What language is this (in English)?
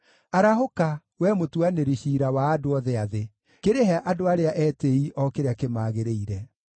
Kikuyu